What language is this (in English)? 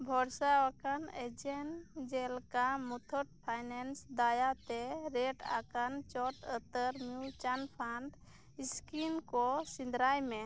Santali